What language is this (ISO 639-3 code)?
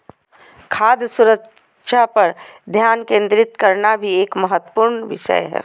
mag